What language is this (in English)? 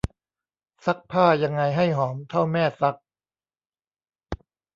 Thai